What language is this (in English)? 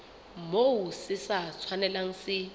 Southern Sotho